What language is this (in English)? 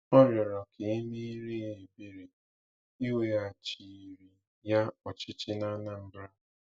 Igbo